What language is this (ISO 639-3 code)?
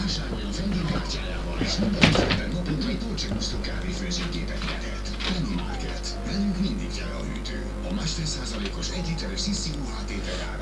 hun